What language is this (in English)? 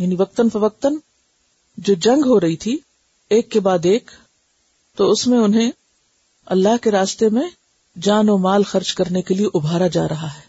Urdu